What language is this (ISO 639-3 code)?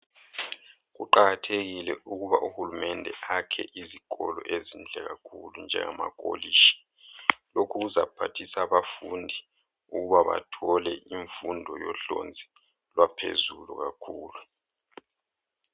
nde